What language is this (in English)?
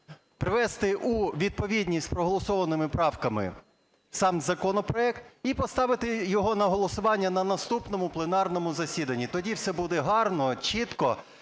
Ukrainian